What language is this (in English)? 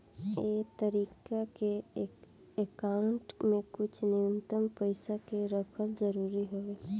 Bhojpuri